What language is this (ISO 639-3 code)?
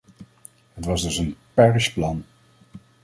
nld